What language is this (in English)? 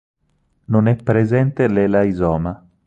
Italian